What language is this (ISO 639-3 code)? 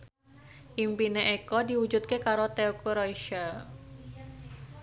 jav